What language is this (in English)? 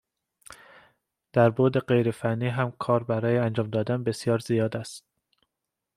Persian